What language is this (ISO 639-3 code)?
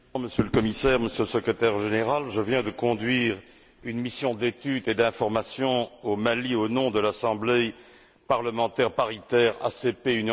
fra